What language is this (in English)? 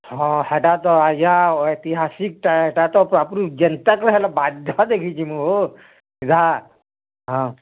Odia